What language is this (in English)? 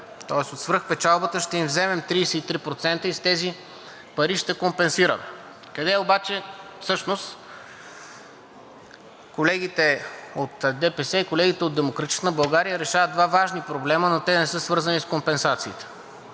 Bulgarian